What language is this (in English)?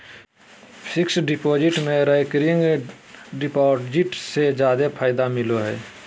Magahi